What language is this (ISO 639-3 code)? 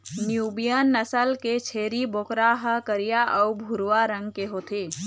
hne